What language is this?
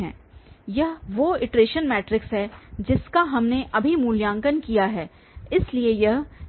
Hindi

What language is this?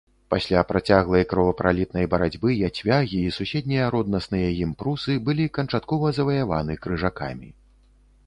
Belarusian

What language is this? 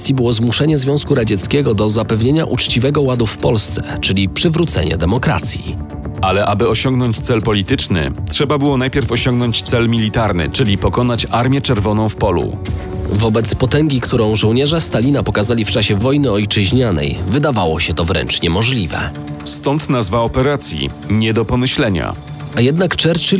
Polish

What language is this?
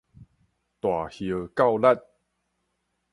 Min Nan Chinese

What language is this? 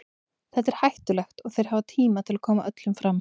Icelandic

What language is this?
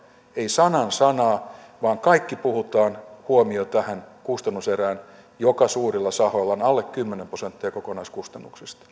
Finnish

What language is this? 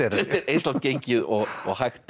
Icelandic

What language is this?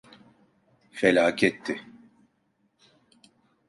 Turkish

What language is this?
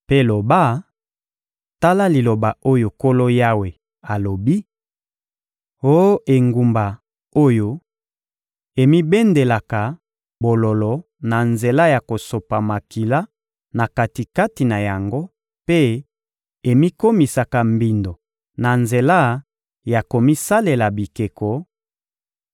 Lingala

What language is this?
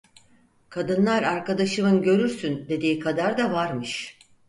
Turkish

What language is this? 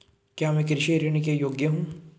Hindi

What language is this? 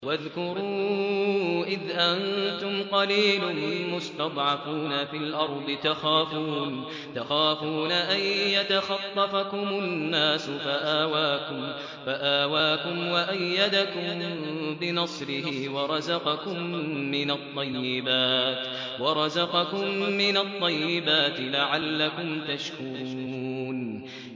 Arabic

